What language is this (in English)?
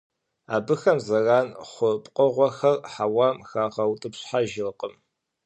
Kabardian